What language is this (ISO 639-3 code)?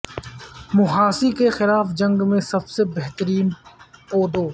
urd